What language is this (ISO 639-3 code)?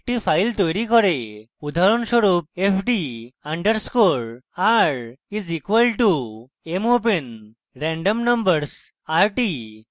ben